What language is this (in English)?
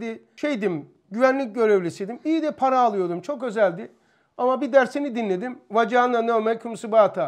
Turkish